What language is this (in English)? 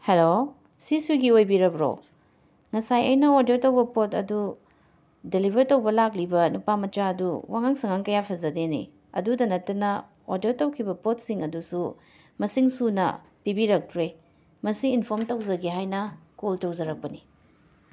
Manipuri